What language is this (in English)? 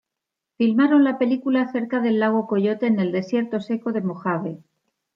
Spanish